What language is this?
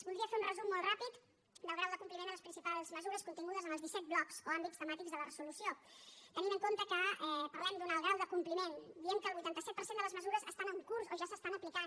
Catalan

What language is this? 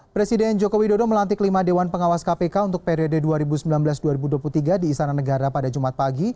Indonesian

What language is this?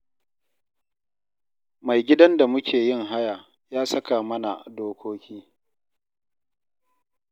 Hausa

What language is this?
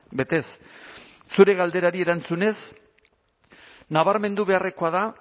Basque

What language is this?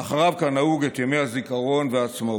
Hebrew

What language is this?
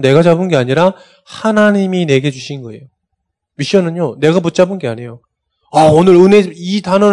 Korean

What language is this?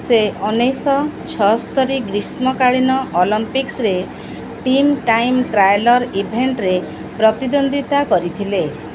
Odia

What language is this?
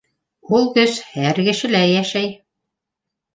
Bashkir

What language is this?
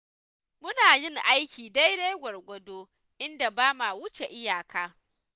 Hausa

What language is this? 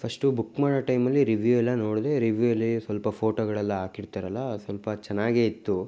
Kannada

